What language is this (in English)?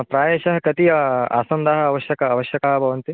Sanskrit